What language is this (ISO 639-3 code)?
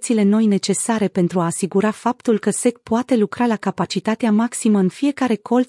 ron